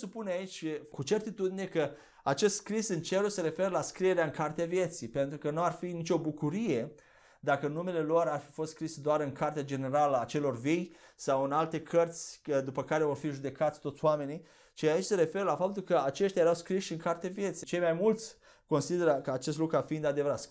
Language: Romanian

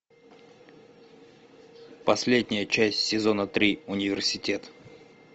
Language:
Russian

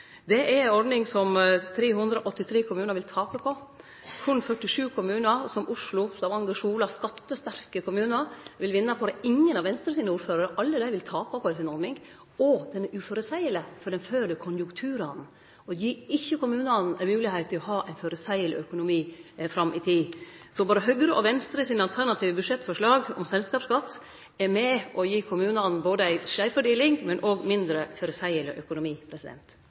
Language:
Norwegian Nynorsk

